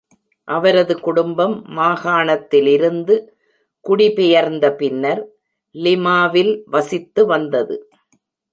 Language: Tamil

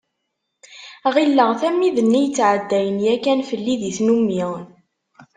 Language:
Kabyle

